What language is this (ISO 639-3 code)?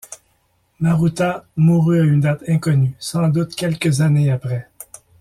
fra